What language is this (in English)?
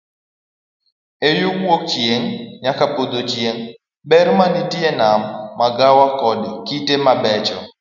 Luo (Kenya and Tanzania)